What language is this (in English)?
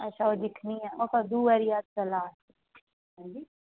Dogri